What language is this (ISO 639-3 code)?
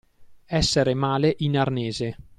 ita